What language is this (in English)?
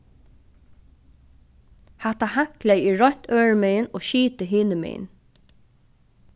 Faroese